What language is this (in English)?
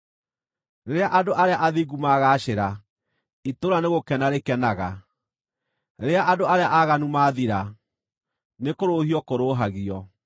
Kikuyu